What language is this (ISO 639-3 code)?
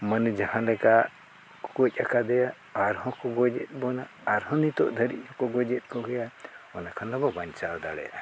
sat